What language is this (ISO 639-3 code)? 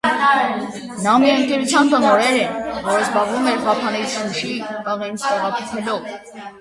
hye